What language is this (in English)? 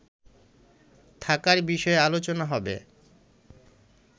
Bangla